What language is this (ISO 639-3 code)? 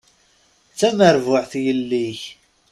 kab